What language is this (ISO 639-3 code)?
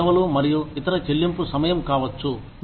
tel